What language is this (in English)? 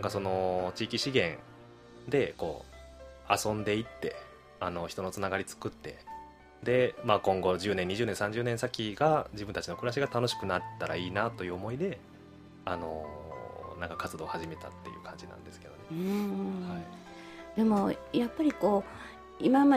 Japanese